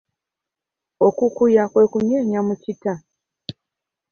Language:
Ganda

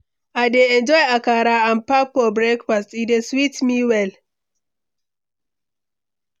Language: Nigerian Pidgin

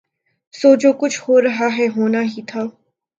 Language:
Urdu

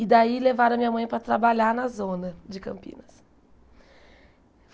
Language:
Portuguese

